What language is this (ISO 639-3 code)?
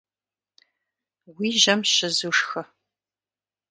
kbd